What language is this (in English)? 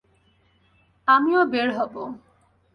Bangla